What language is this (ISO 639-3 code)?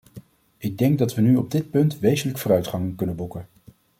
nld